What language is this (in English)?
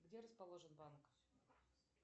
Russian